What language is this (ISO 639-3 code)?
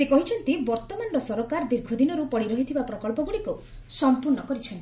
ori